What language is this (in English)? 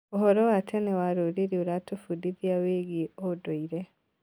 Kikuyu